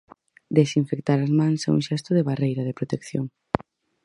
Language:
Galician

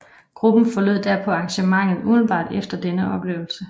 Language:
Danish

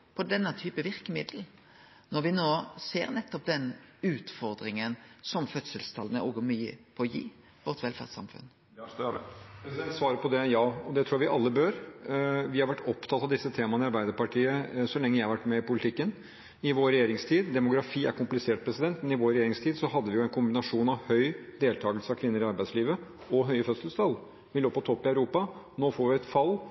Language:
Norwegian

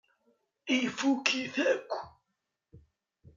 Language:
Kabyle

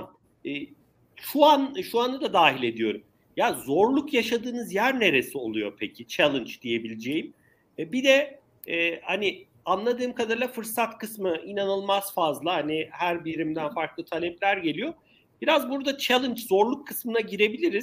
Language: Turkish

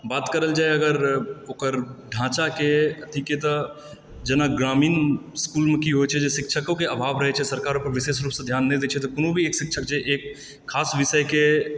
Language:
Maithili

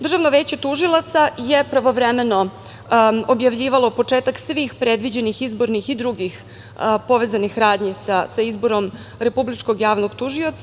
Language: Serbian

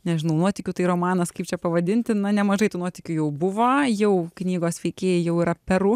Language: Lithuanian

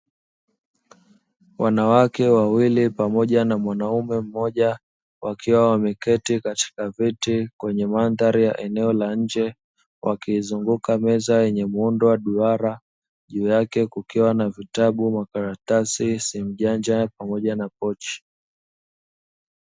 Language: Swahili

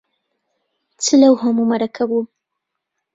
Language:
Central Kurdish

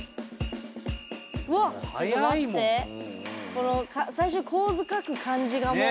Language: Japanese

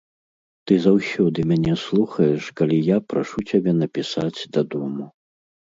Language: Belarusian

